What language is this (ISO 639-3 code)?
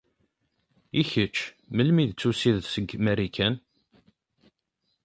kab